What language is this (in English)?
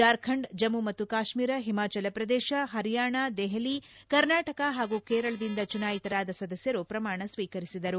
Kannada